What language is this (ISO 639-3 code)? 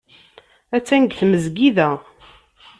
kab